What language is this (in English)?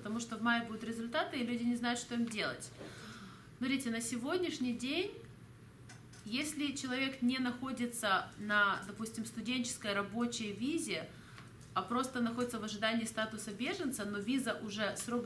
Russian